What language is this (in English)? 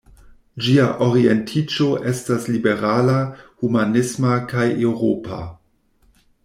Esperanto